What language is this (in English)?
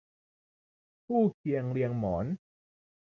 Thai